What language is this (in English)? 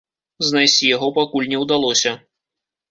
Belarusian